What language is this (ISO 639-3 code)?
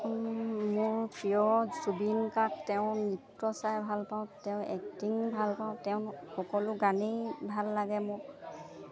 asm